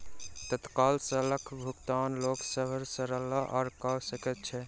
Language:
Maithili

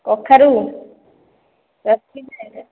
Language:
Odia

